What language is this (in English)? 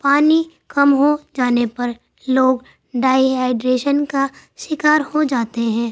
Urdu